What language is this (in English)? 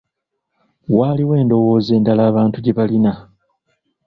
Ganda